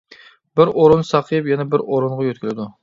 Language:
Uyghur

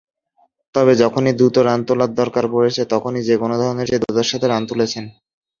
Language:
Bangla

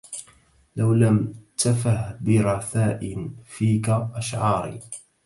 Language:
Arabic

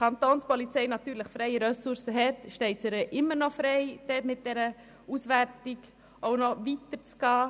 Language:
Swiss German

